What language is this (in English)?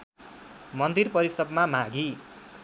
Nepali